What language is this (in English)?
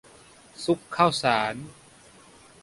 Thai